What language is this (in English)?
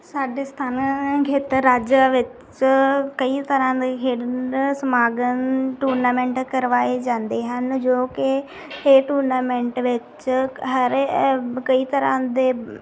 Punjabi